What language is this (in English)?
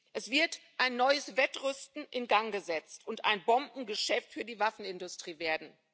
German